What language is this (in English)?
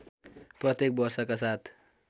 Nepali